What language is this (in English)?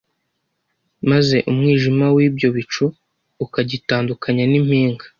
Kinyarwanda